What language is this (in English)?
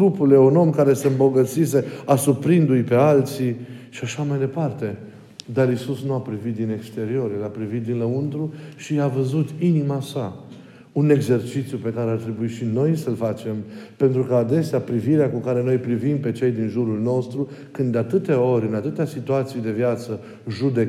Romanian